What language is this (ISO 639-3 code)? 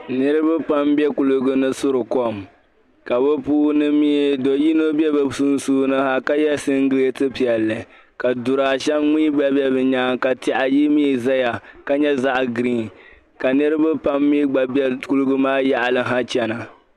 dag